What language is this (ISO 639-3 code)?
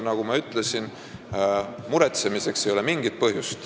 est